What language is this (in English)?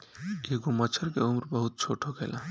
Bhojpuri